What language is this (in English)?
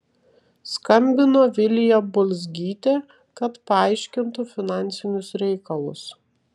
Lithuanian